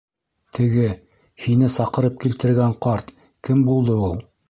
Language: Bashkir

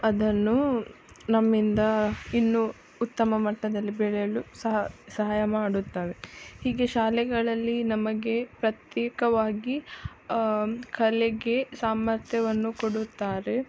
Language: Kannada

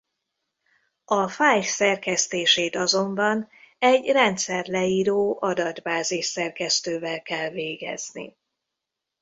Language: Hungarian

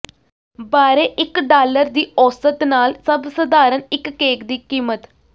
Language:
Punjabi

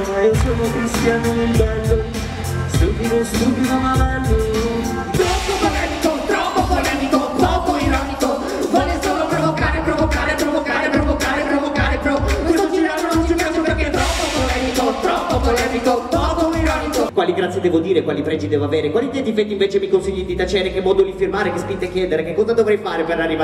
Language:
Italian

